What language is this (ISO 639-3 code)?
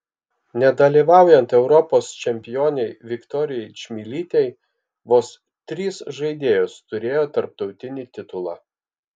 lit